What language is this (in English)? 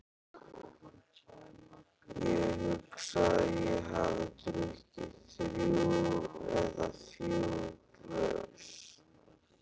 Icelandic